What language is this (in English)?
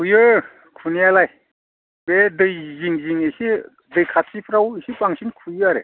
Bodo